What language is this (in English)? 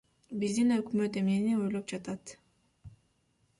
Kyrgyz